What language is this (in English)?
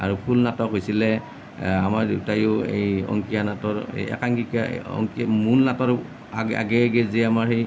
Assamese